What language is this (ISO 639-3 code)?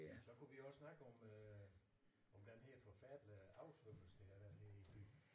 dan